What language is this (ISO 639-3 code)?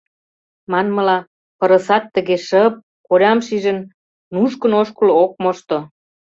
chm